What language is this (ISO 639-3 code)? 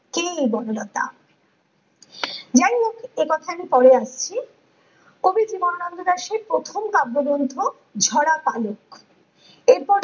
ben